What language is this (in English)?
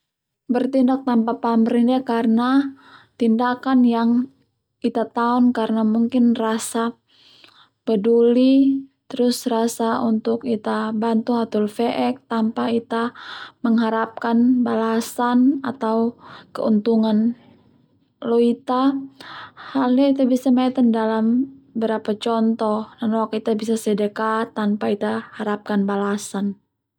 Termanu